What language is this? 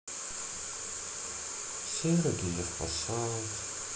Russian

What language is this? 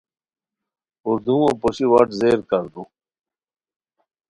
Khowar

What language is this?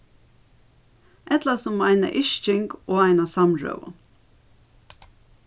Faroese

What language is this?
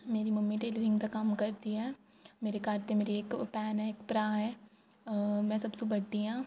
Dogri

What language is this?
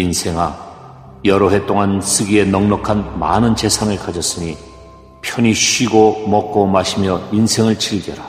Korean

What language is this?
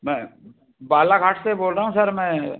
Hindi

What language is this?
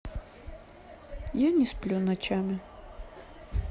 Russian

